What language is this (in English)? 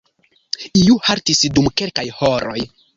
Esperanto